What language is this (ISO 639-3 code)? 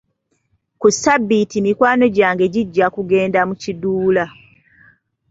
lug